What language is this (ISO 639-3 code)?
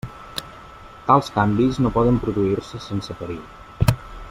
cat